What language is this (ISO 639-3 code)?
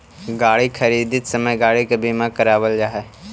mag